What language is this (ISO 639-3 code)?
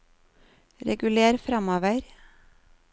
nor